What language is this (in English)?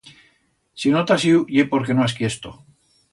Aragonese